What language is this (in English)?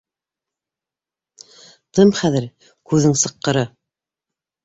Bashkir